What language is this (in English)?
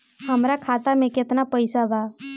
Bhojpuri